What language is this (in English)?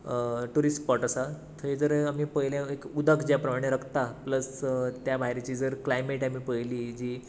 Konkani